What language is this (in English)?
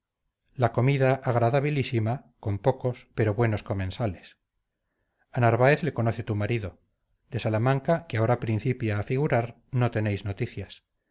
Spanish